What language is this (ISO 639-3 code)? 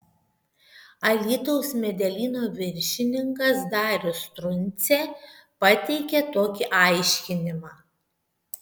lit